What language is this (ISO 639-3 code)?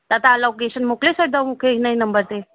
snd